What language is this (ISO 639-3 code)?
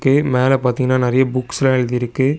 tam